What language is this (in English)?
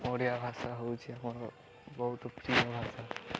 Odia